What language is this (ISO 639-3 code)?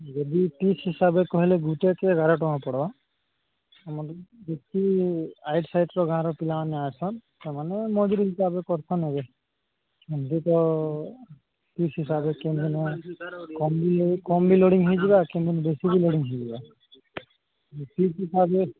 ori